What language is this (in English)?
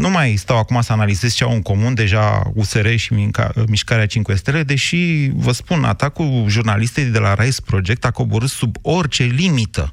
Romanian